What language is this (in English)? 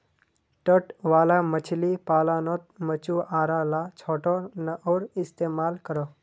Magahi